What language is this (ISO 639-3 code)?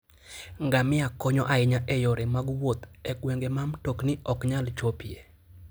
luo